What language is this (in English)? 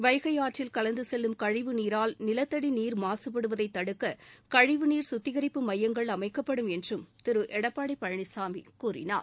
Tamil